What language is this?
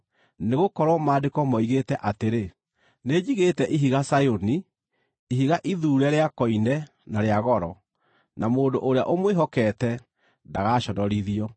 Kikuyu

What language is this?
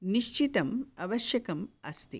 Sanskrit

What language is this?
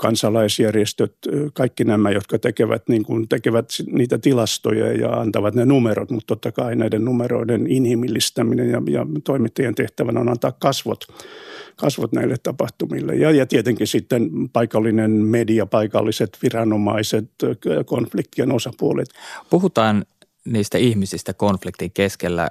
Finnish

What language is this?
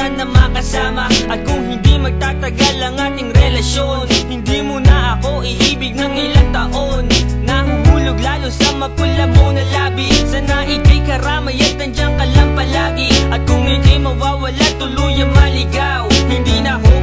Filipino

